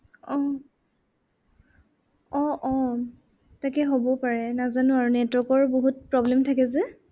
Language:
Assamese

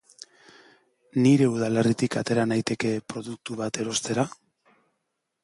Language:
Basque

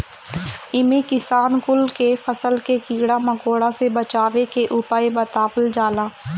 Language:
Bhojpuri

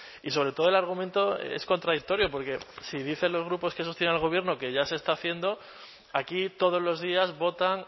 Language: Spanish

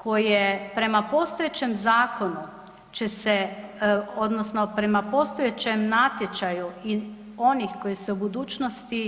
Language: Croatian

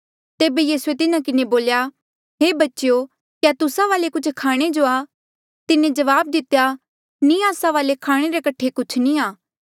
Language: Mandeali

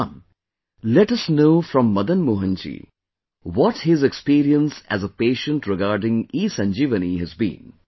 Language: English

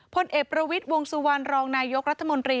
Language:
Thai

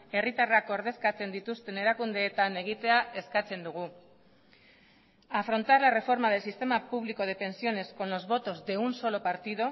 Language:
Spanish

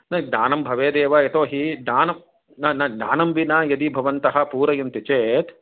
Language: Sanskrit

